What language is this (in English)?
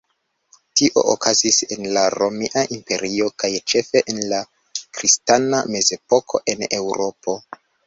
Esperanto